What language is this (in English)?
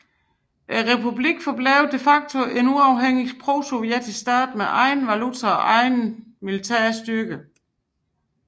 Danish